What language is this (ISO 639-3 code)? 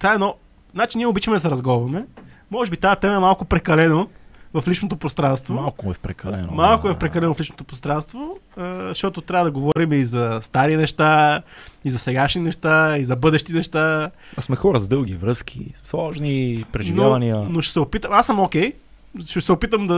bul